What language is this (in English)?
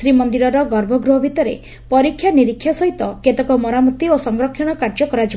Odia